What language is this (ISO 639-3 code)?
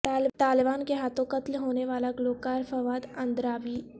urd